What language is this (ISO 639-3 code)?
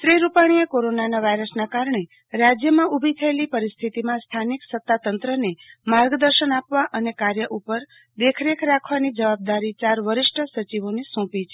guj